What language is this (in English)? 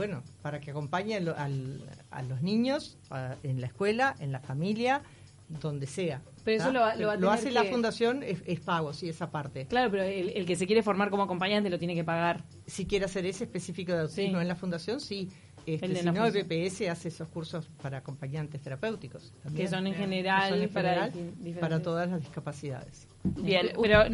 Spanish